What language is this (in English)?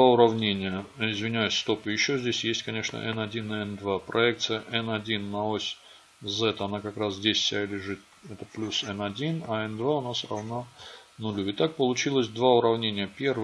Russian